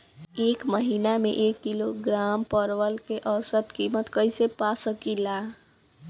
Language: Bhojpuri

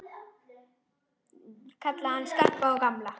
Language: Icelandic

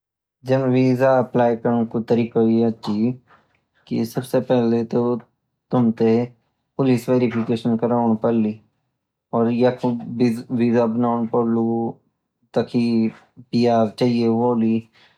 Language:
Garhwali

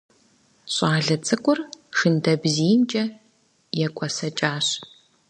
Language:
Kabardian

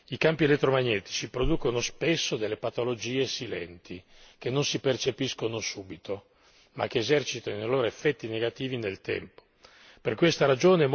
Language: Italian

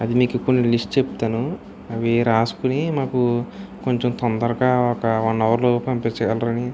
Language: Telugu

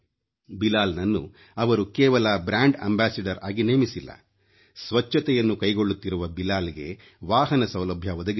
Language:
Kannada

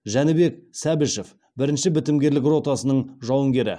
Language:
Kazakh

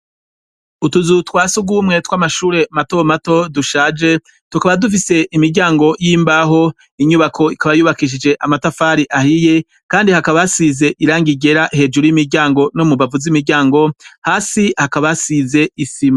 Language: Rundi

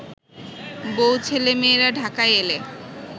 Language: Bangla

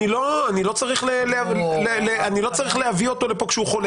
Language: Hebrew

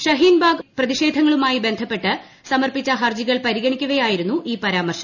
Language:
Malayalam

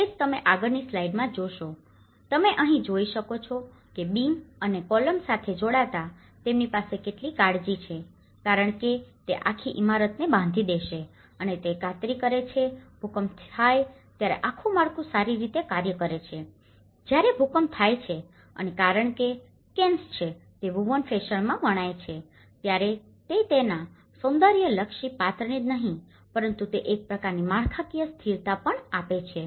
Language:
Gujarati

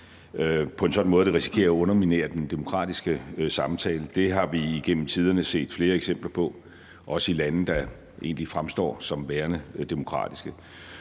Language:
Danish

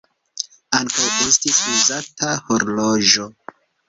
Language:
Esperanto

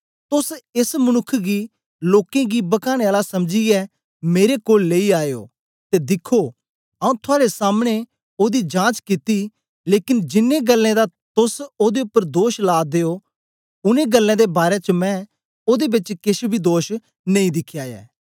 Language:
Dogri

